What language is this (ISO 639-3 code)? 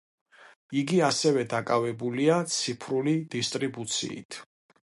kat